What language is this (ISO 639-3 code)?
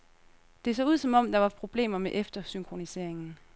dan